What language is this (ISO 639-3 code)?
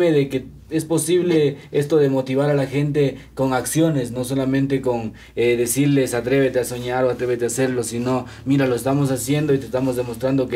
spa